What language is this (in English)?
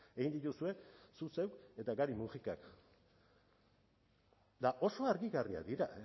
Basque